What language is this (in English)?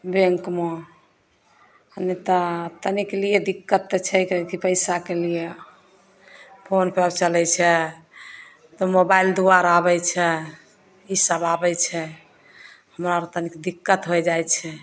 Maithili